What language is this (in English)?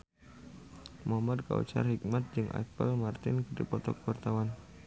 Sundanese